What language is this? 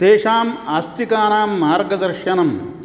Sanskrit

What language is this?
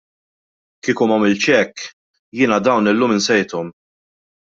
Maltese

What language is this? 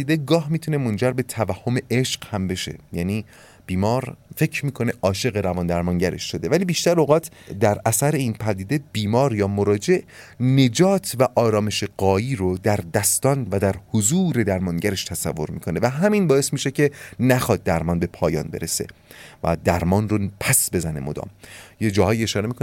Persian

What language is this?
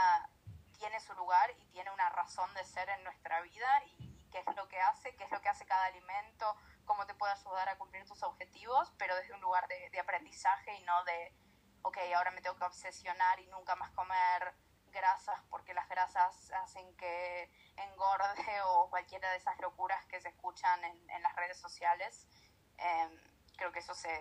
Spanish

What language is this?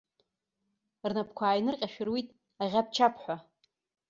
Abkhazian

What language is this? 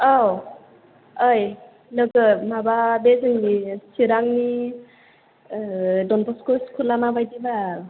Bodo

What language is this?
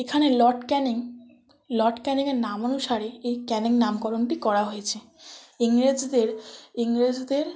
Bangla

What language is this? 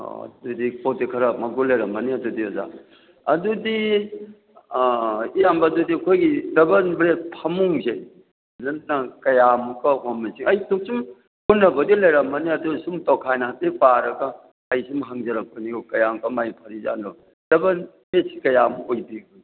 Manipuri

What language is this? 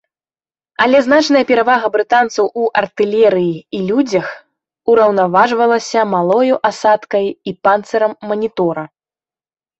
Belarusian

